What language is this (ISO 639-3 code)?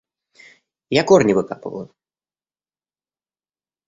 rus